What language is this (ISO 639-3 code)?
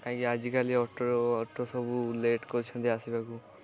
ori